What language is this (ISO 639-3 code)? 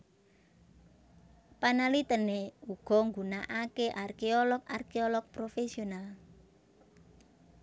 jav